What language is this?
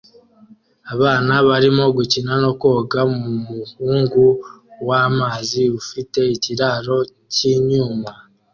Kinyarwanda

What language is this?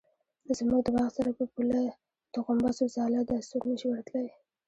Pashto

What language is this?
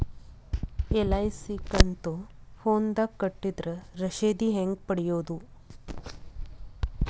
Kannada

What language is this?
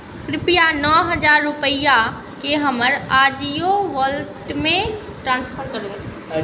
Maithili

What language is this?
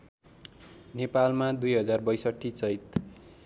Nepali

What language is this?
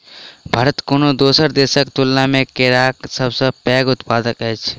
Maithili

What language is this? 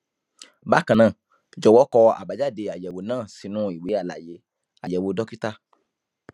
Yoruba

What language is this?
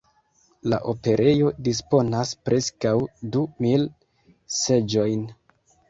Esperanto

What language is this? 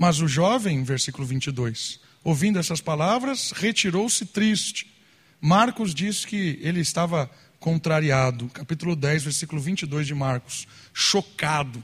Portuguese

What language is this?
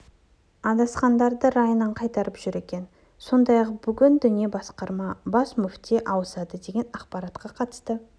Kazakh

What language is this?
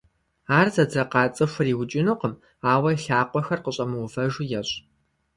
Kabardian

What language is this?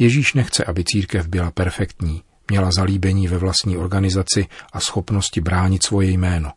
Czech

